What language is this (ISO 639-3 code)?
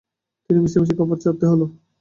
ben